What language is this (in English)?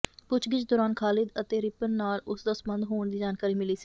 Punjabi